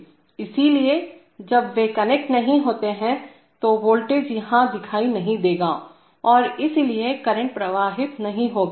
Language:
Hindi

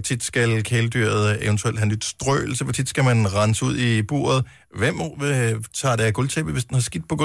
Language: Danish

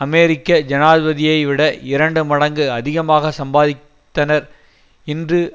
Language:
Tamil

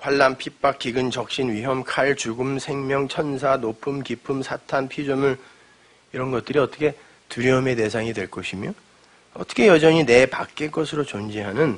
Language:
Korean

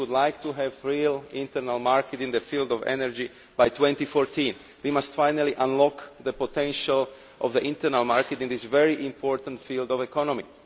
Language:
English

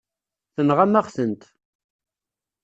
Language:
Kabyle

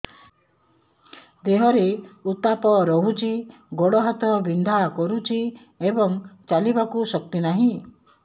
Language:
Odia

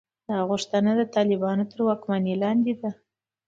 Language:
Pashto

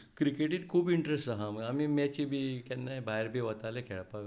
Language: Konkani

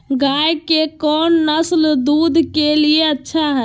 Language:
Magahi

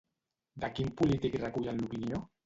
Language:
Catalan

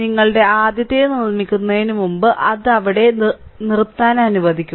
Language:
Malayalam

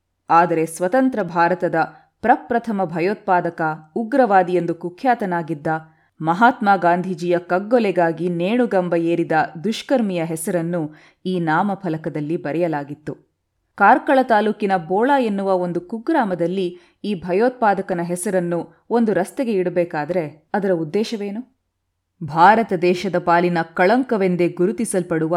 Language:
Kannada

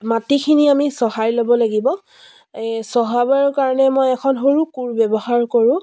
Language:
Assamese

